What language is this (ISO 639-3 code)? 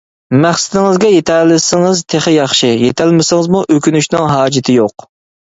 uig